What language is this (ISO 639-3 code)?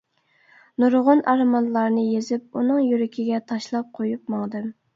uig